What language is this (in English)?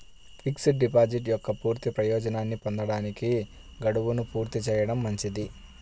Telugu